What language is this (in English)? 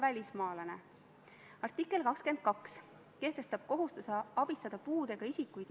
Estonian